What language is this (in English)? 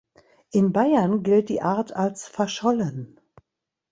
German